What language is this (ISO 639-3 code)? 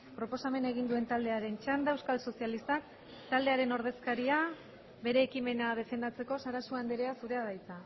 eus